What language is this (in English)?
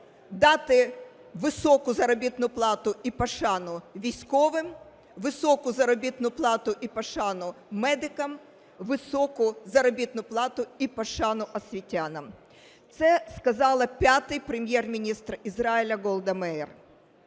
Ukrainian